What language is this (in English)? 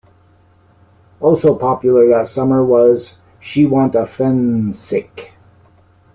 English